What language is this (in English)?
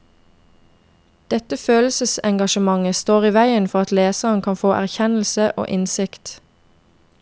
Norwegian